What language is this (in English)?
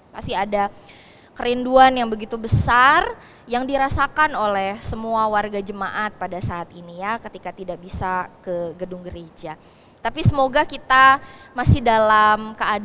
Indonesian